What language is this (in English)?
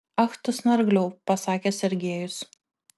Lithuanian